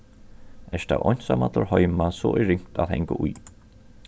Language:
Faroese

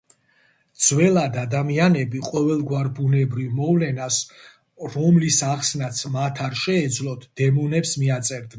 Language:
Georgian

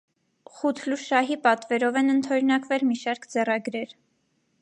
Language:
Armenian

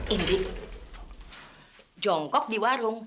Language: Indonesian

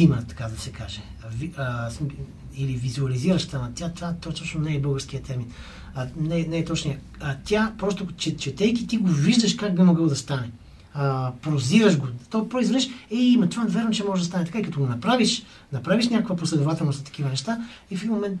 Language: Bulgarian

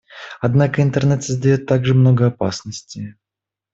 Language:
Russian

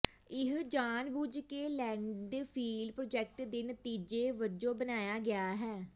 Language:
Punjabi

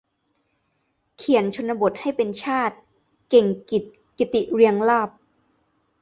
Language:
Thai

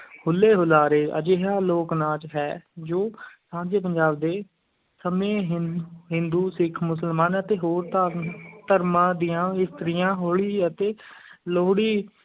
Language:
Punjabi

